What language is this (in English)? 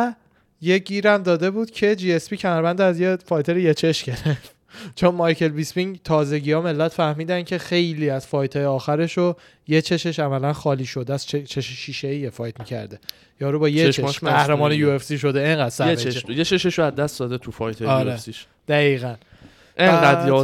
Persian